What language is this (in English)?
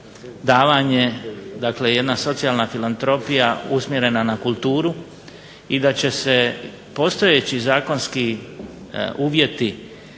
Croatian